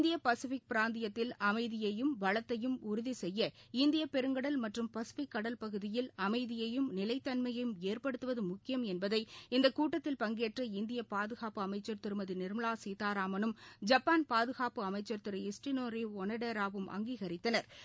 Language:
Tamil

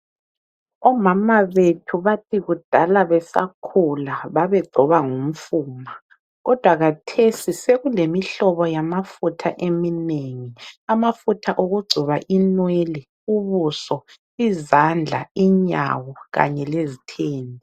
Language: North Ndebele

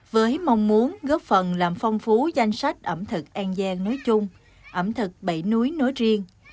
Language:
Vietnamese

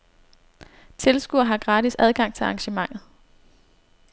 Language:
Danish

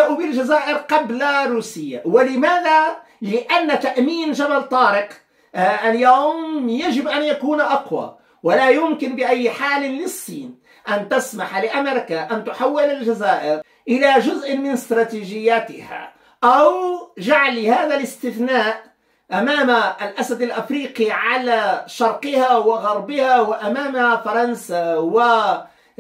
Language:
Arabic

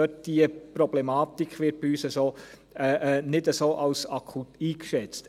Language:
Swiss German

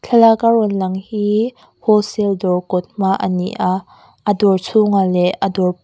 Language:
Mizo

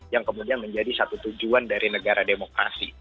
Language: Indonesian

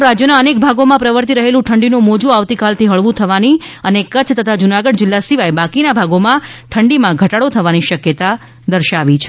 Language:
Gujarati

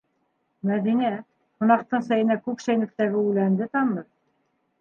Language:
Bashkir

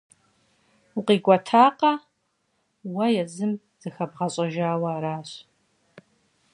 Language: Kabardian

